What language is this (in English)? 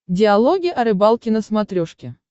Russian